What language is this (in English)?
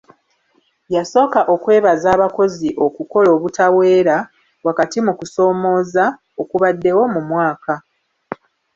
Ganda